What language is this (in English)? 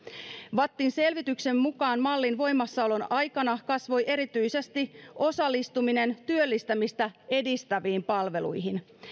Finnish